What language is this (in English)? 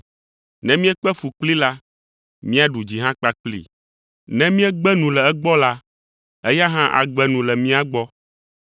Ewe